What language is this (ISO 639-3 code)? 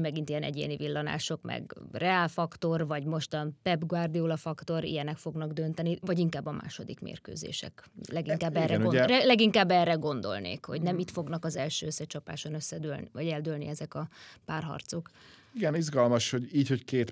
hun